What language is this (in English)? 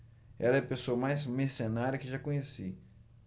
Portuguese